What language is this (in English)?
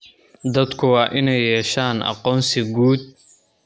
Somali